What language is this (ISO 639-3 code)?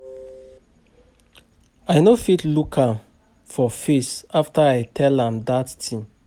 pcm